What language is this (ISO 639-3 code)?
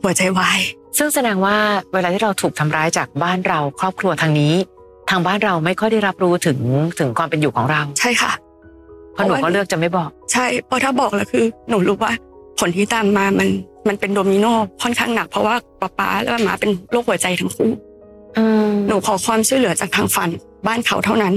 tha